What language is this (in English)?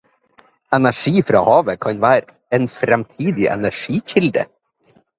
Norwegian Bokmål